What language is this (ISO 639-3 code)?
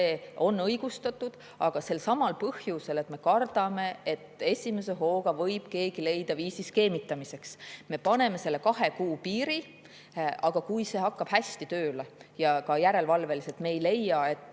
est